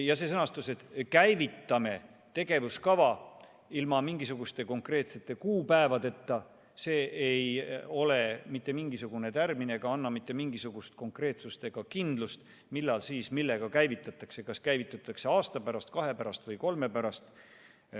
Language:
Estonian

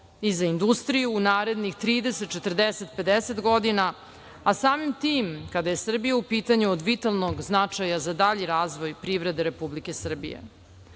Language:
Serbian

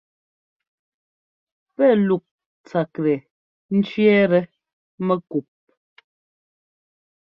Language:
Ngomba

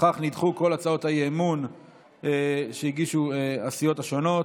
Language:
Hebrew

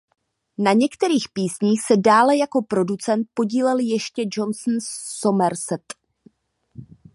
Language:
Czech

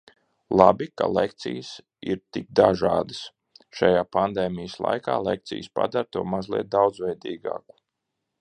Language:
Latvian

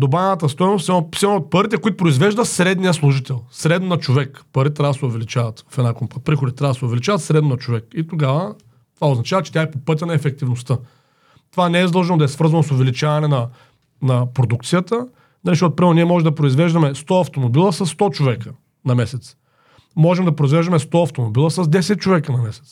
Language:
Bulgarian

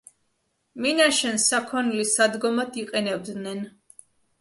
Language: Georgian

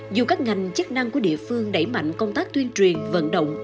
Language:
Vietnamese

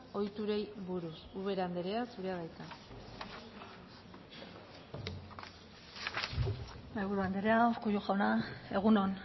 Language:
Basque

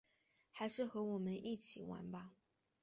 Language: Chinese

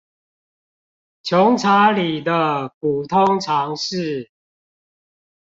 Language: Chinese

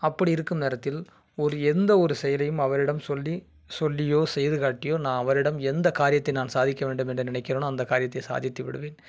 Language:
Tamil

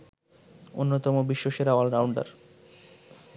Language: Bangla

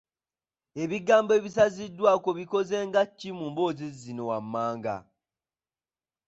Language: Ganda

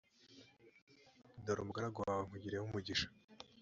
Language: Kinyarwanda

